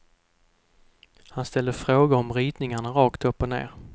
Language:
Swedish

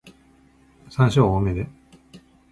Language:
Japanese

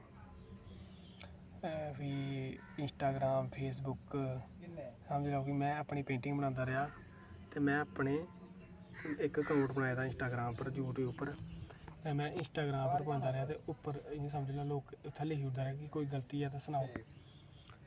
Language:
Dogri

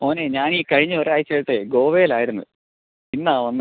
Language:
Malayalam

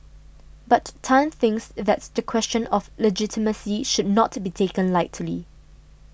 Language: English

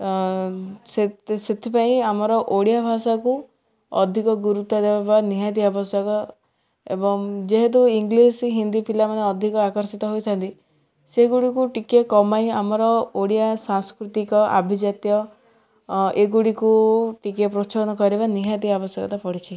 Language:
Odia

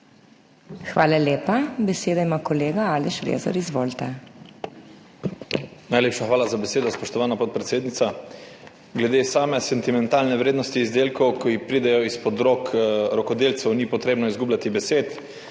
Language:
Slovenian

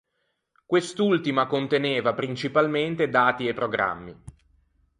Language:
Italian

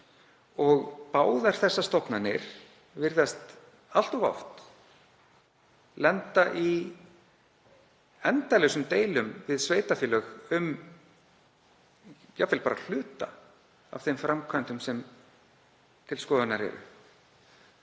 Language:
Icelandic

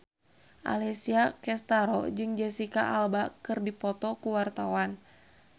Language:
Sundanese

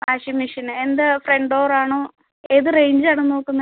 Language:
Malayalam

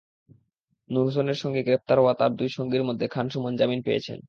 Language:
Bangla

